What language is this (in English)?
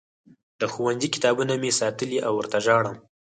Pashto